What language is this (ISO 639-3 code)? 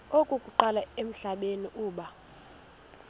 xho